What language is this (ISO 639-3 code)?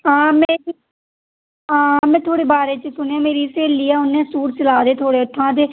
doi